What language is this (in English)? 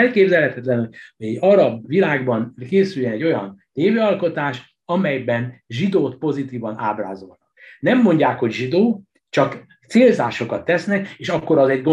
Hungarian